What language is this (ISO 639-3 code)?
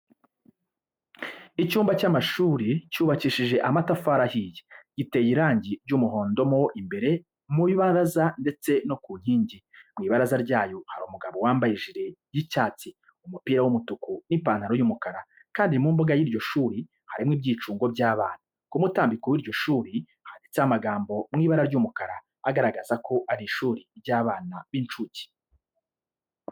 kin